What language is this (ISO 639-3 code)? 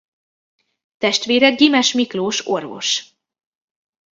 hun